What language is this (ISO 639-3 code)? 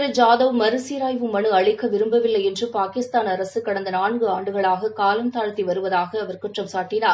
tam